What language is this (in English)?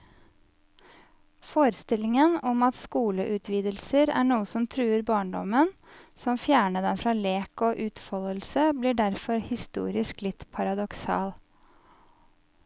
Norwegian